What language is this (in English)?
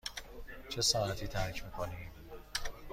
Persian